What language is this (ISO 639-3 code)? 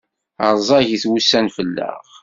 kab